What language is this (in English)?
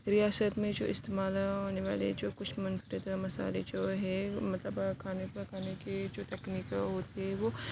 Urdu